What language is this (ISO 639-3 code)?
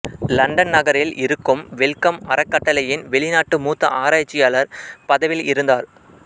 tam